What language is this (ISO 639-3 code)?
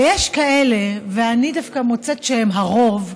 heb